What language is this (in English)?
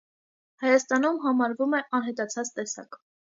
Armenian